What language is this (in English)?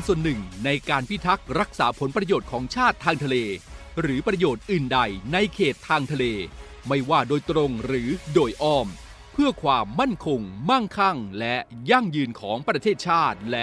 Thai